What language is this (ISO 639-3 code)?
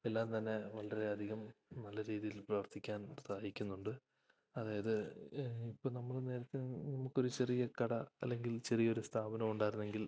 mal